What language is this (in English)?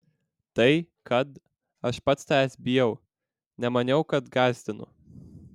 Lithuanian